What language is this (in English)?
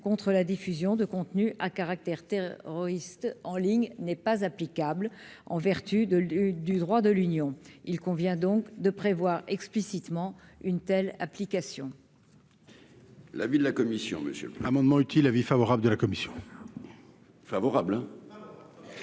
French